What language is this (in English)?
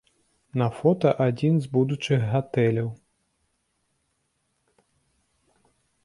Belarusian